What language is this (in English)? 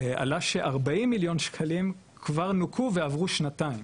Hebrew